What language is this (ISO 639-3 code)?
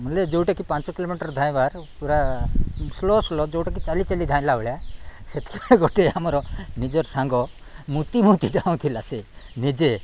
ori